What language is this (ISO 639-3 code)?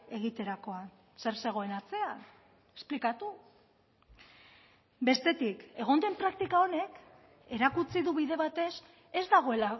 eus